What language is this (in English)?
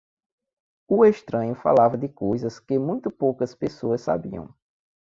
Portuguese